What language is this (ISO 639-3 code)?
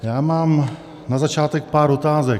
ces